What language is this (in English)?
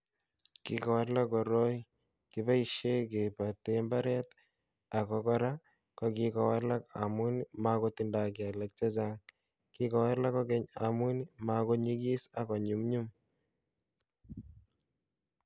Kalenjin